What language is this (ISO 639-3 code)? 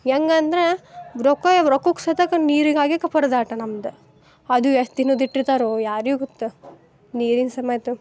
kan